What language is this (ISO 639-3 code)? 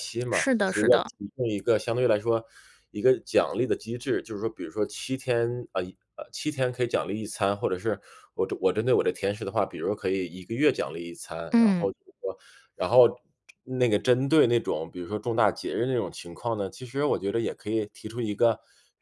zho